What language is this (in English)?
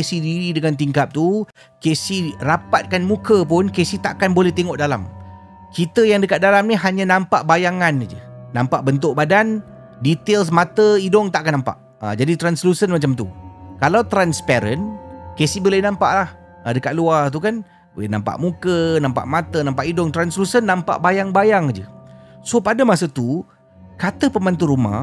Malay